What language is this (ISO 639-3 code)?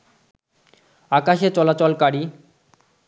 ben